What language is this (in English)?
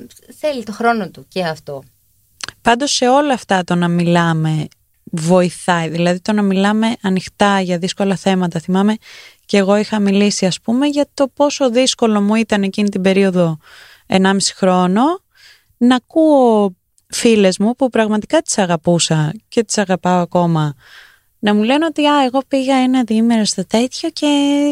Greek